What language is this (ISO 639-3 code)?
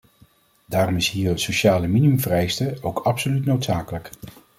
nld